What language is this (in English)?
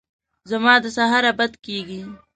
Pashto